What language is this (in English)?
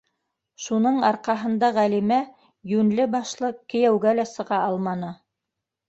Bashkir